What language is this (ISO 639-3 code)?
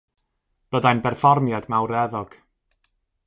cym